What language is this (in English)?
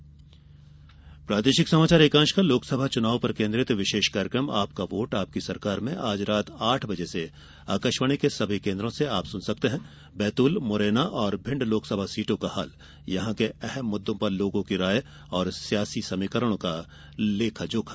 Hindi